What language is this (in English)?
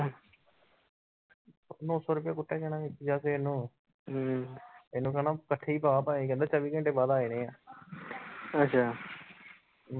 Punjabi